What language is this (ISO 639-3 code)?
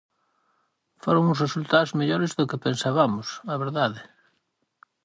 glg